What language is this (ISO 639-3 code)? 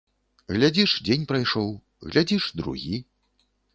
bel